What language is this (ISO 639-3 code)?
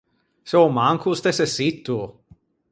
lij